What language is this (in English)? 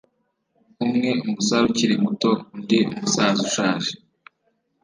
Kinyarwanda